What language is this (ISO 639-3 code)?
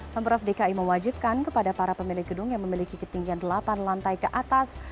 ind